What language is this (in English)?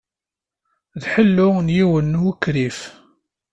Kabyle